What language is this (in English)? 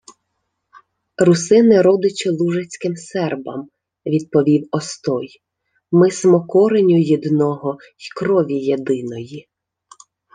Ukrainian